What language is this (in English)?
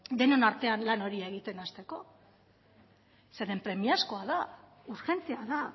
Basque